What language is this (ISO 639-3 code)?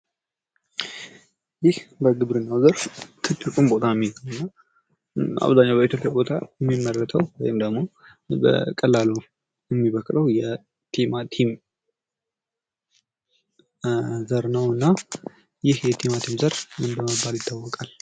amh